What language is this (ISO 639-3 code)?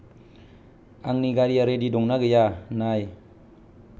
brx